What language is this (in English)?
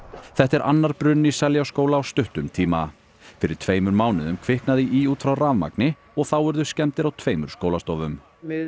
Icelandic